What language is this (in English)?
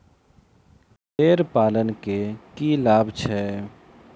Maithili